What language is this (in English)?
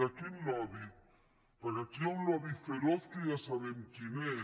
Catalan